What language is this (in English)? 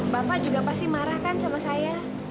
Indonesian